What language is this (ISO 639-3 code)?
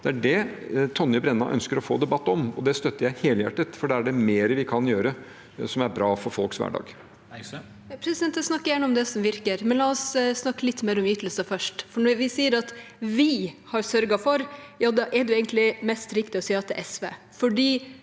nor